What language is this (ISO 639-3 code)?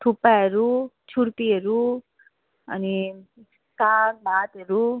nep